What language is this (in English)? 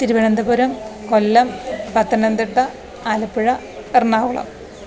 Malayalam